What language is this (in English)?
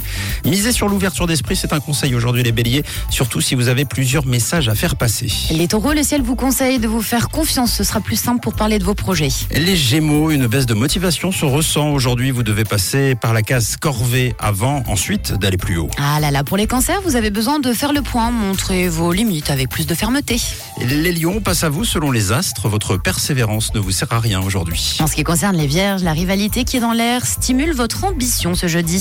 French